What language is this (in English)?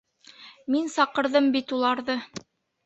Bashkir